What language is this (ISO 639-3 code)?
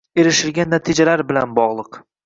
uzb